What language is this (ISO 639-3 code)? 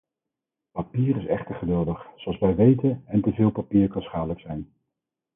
nld